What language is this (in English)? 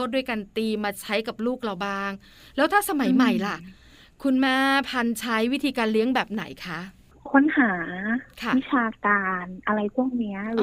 Thai